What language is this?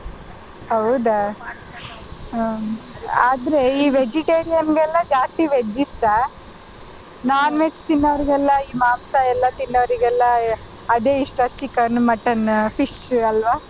Kannada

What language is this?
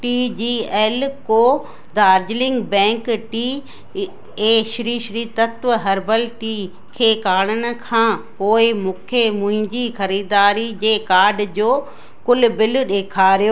Sindhi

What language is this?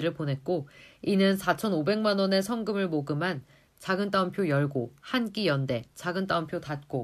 Korean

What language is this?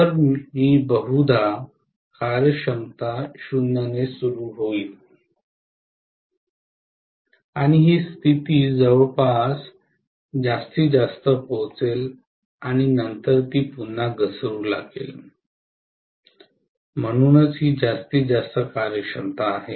Marathi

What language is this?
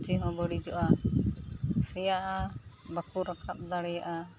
Santali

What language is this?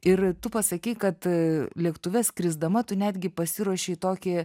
Lithuanian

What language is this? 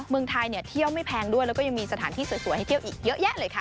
Thai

